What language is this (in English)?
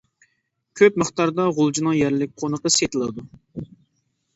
Uyghur